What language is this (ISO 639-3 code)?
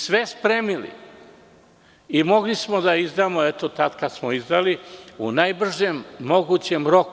srp